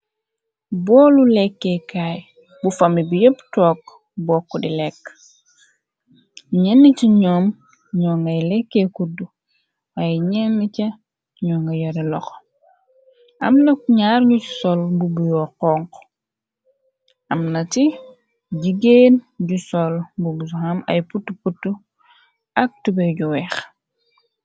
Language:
Wolof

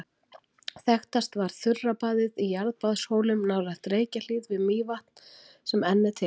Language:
Icelandic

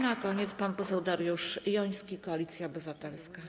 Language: Polish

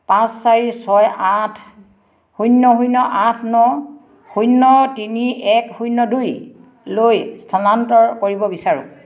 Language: Assamese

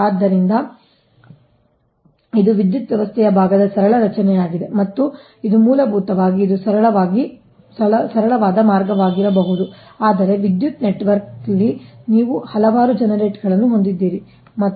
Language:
Kannada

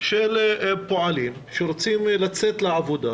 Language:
Hebrew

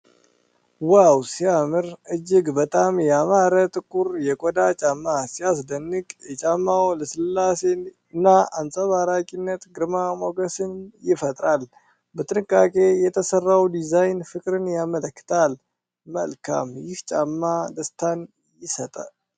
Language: Amharic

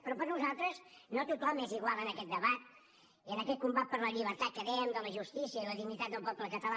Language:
Catalan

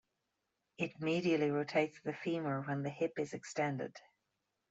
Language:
English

